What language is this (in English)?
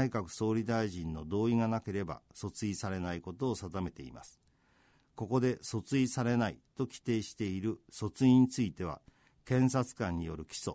Japanese